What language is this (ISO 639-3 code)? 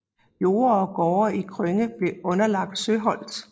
dan